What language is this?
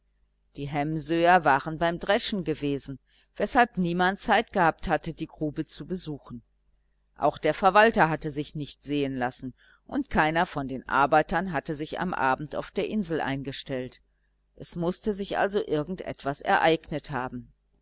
German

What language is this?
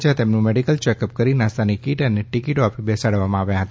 Gujarati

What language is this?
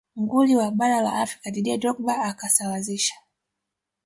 Swahili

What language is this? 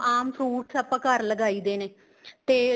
Punjabi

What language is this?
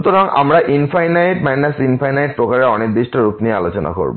Bangla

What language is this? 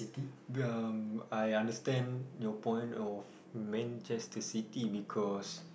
English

